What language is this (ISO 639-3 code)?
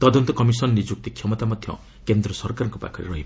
ori